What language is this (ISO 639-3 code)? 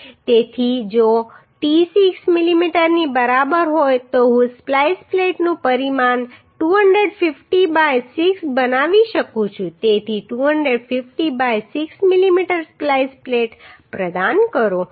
guj